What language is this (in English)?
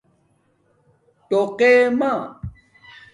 Domaaki